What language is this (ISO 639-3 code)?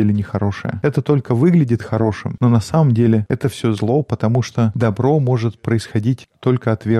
rus